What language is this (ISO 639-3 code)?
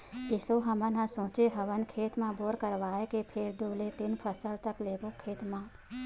hne